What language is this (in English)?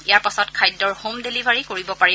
Assamese